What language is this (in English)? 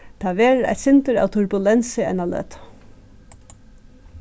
Faroese